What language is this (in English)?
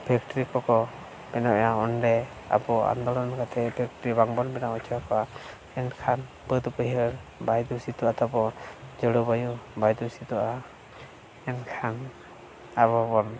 Santali